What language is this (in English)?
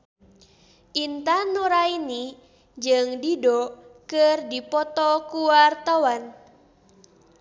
Sundanese